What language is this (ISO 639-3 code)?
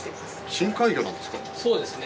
jpn